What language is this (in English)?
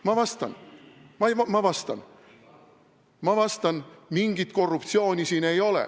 Estonian